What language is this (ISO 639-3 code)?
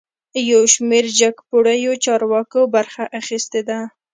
pus